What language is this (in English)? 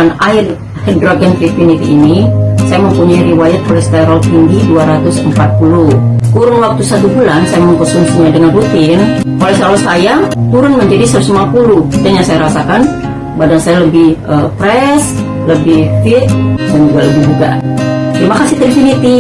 Indonesian